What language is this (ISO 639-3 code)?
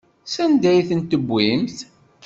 kab